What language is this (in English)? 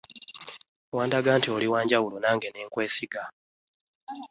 Ganda